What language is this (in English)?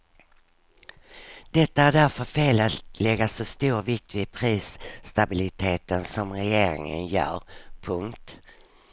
Swedish